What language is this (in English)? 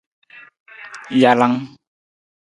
Nawdm